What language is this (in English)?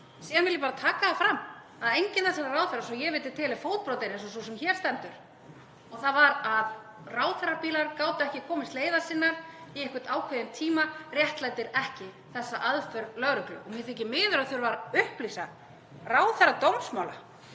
Icelandic